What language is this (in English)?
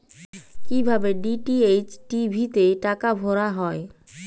Bangla